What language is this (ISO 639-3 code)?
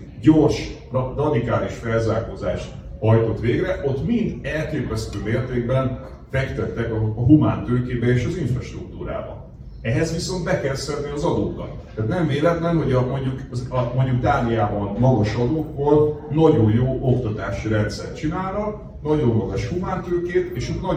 hun